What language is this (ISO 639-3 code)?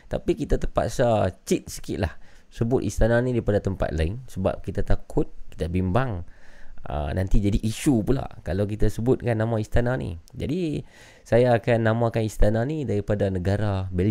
msa